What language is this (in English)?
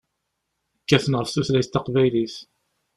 Kabyle